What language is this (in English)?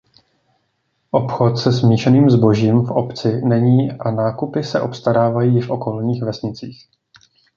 Czech